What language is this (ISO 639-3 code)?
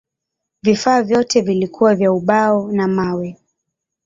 swa